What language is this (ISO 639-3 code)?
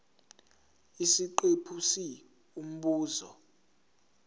zul